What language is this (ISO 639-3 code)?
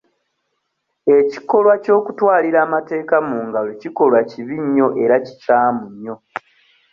lug